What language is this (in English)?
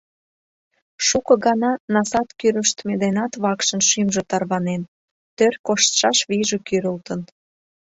Mari